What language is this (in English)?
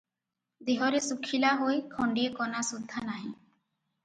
Odia